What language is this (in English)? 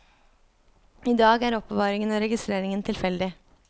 Norwegian